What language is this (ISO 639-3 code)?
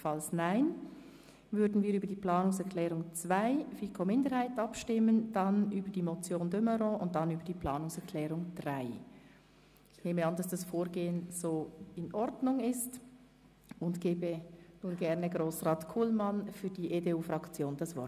gsw